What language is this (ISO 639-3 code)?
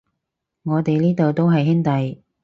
yue